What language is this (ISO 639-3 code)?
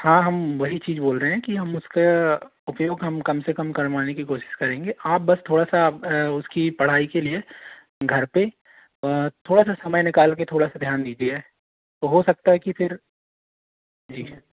hin